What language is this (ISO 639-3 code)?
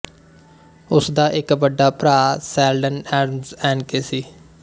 pan